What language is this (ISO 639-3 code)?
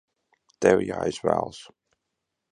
lav